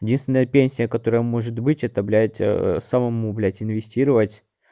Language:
Russian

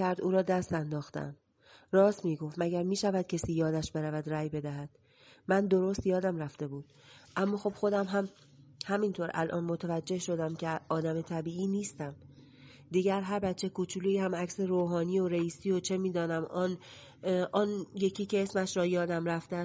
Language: Persian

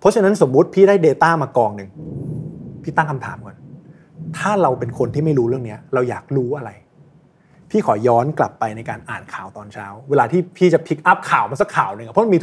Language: Thai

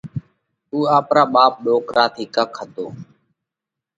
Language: Parkari Koli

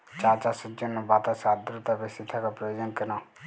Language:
Bangla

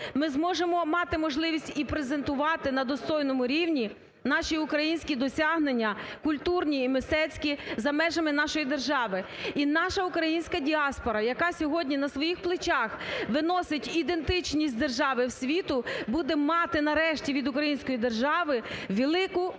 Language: Ukrainian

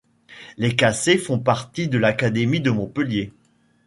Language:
French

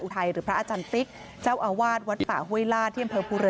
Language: Thai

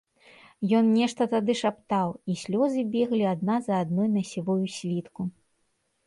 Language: Belarusian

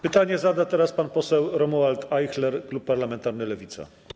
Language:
Polish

